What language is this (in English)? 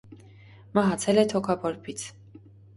Armenian